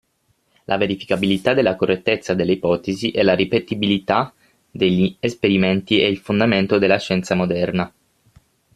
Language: Italian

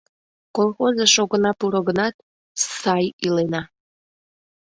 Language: Mari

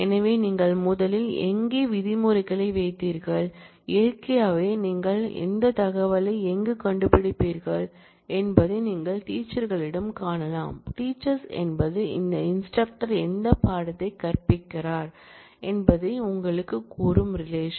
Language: Tamil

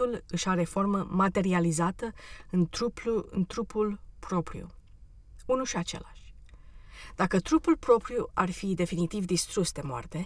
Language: Romanian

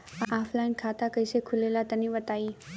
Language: Bhojpuri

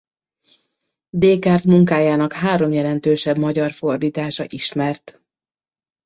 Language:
Hungarian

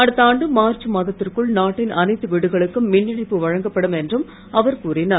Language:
Tamil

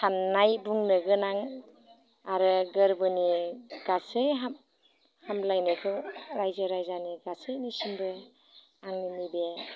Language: Bodo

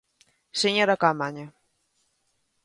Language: Galician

